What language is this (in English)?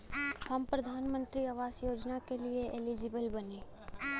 Bhojpuri